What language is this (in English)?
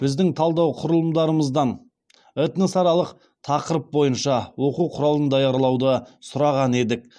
Kazakh